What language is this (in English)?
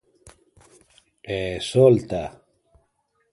Galician